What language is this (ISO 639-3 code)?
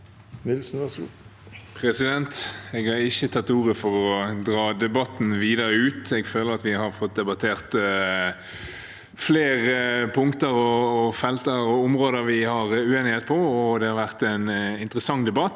nor